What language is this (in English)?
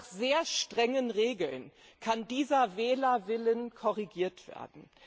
German